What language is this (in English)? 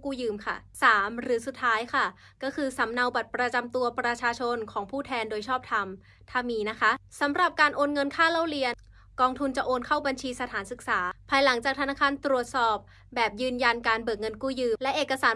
Thai